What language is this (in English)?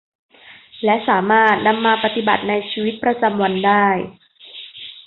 Thai